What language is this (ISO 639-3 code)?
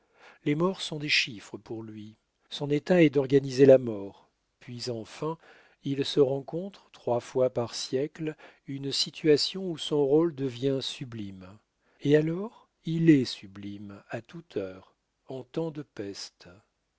fra